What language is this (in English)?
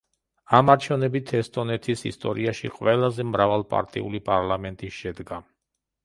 Georgian